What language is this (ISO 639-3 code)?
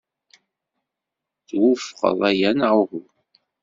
kab